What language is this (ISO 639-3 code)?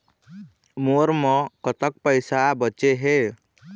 hne